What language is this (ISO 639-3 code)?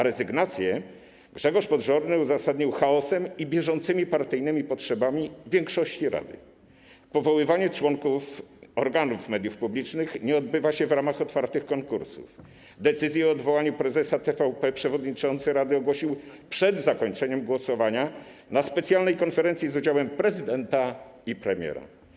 pol